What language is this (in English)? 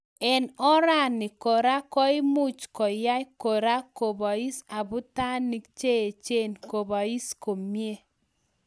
Kalenjin